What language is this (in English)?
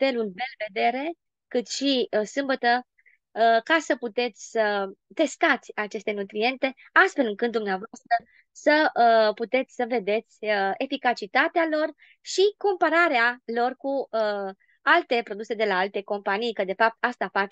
Romanian